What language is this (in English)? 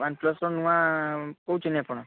Odia